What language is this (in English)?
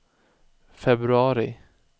Swedish